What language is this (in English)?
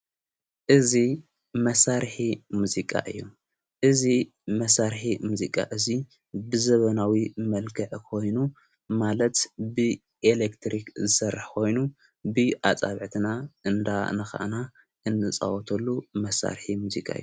Tigrinya